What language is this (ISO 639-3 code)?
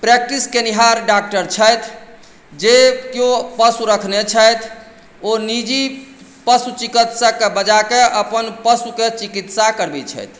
mai